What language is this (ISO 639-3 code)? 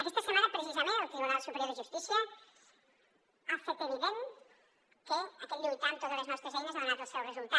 cat